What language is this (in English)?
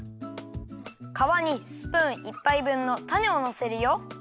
Japanese